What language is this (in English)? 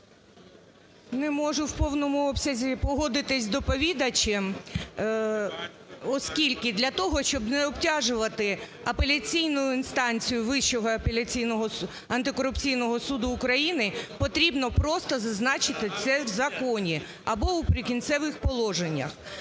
Ukrainian